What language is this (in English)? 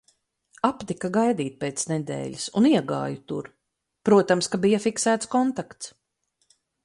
Latvian